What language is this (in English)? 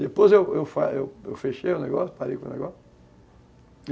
Portuguese